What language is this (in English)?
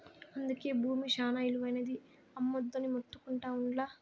Telugu